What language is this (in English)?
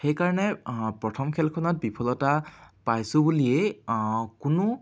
Assamese